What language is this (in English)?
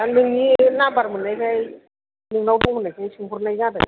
Bodo